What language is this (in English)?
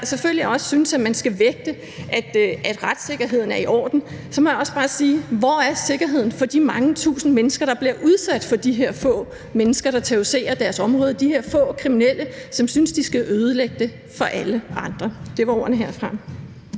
Danish